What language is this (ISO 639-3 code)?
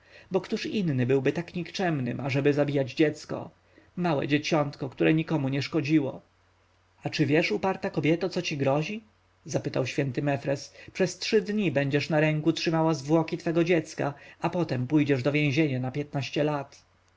pol